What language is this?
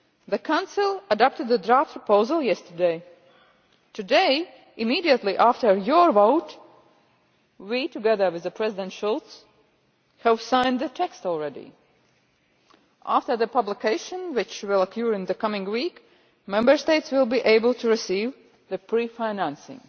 English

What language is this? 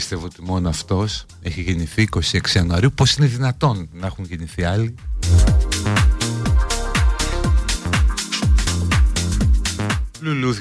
Greek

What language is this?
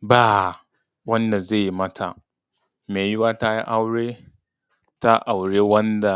Hausa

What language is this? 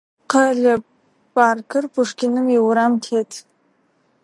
Adyghe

